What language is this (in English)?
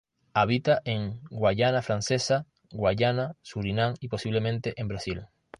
Spanish